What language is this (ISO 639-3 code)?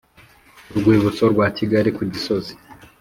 kin